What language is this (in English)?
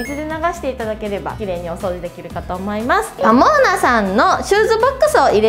Japanese